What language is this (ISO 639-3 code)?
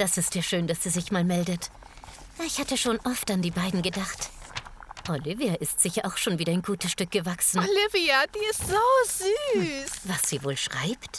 deu